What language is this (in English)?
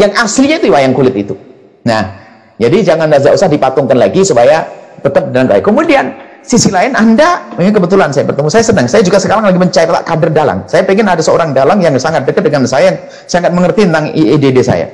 Indonesian